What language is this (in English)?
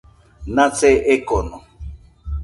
Nüpode Huitoto